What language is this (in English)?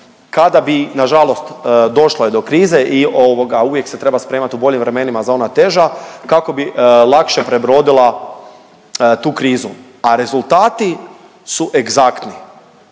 Croatian